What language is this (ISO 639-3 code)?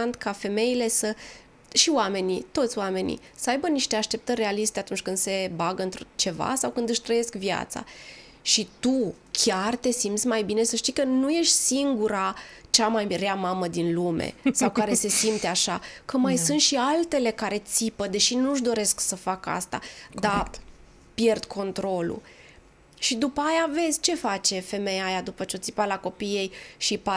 ron